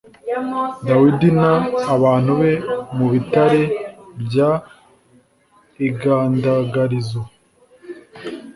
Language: Kinyarwanda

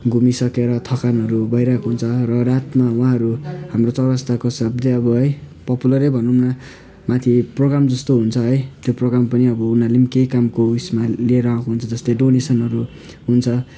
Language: Nepali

